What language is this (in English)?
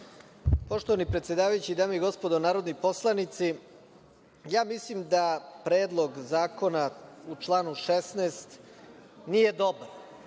Serbian